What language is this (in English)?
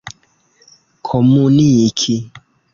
Esperanto